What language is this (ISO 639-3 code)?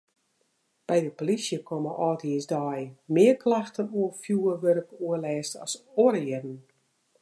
fry